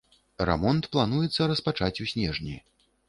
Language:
Belarusian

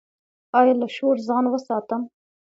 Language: Pashto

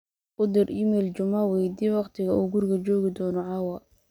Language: Somali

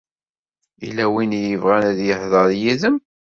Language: Kabyle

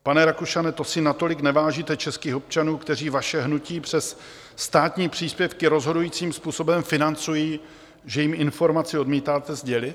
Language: Czech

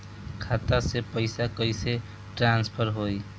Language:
Bhojpuri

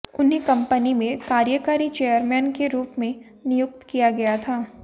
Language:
Hindi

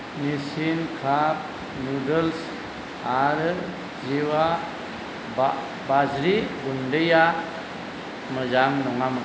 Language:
Bodo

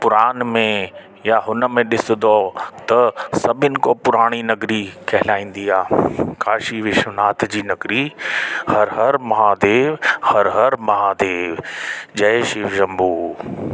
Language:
Sindhi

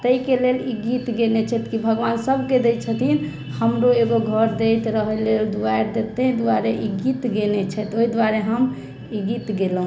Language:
Maithili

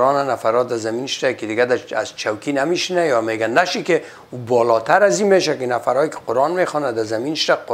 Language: Persian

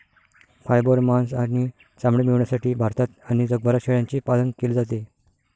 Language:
Marathi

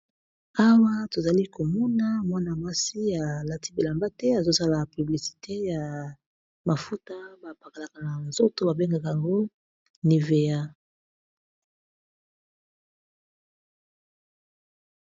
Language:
Lingala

